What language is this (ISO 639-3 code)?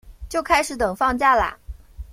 zho